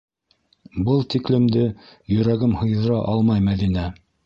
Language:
Bashkir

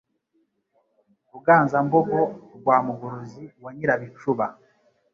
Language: Kinyarwanda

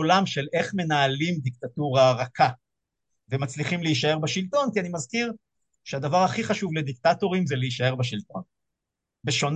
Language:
Hebrew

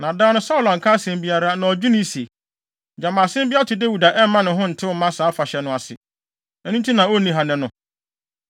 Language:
Akan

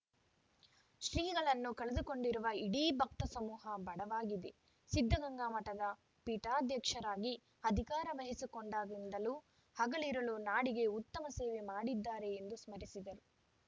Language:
Kannada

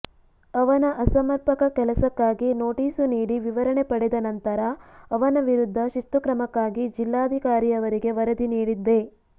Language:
Kannada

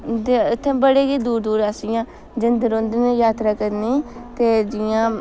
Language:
Dogri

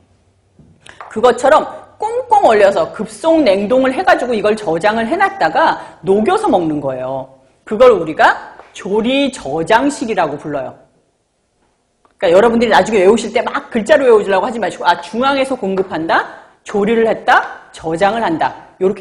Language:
Korean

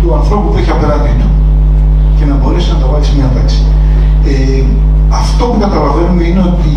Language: Greek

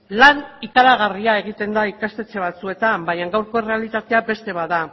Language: Basque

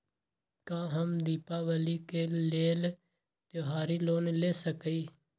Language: Magahi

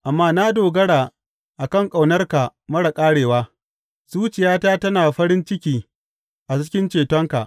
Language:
Hausa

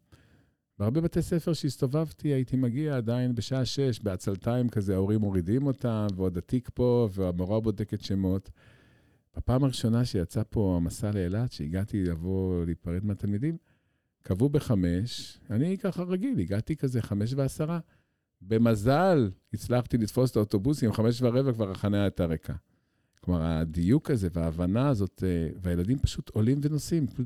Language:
Hebrew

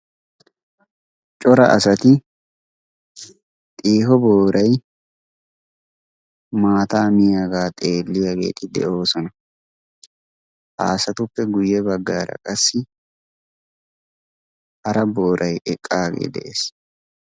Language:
Wolaytta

